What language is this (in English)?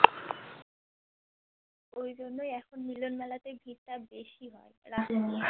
Bangla